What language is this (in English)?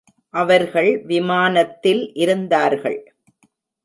Tamil